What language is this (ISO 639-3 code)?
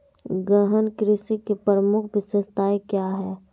mag